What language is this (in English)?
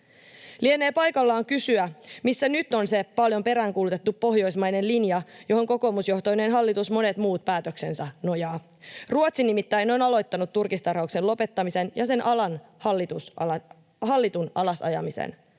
Finnish